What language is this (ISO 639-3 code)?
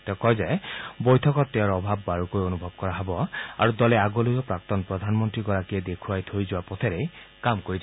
asm